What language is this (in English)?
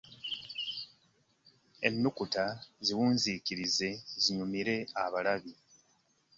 Ganda